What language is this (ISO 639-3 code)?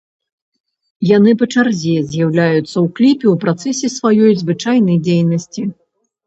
bel